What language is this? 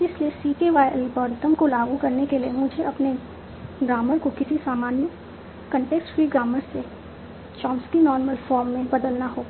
Hindi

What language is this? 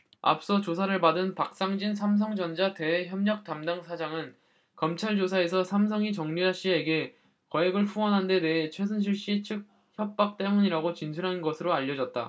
Korean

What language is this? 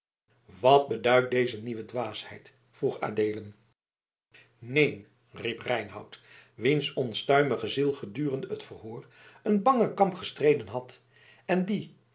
Dutch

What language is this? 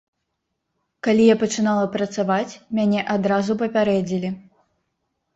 Belarusian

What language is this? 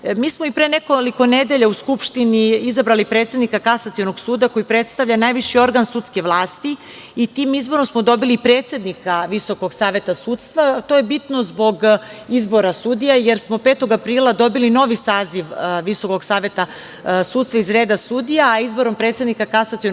Serbian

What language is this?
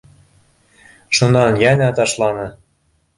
Bashkir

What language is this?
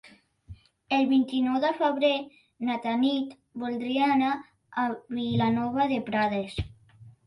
Catalan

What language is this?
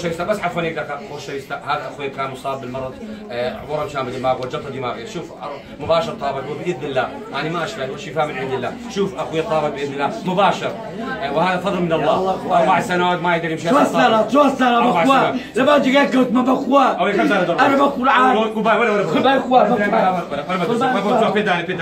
Arabic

